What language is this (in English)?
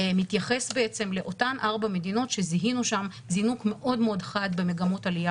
Hebrew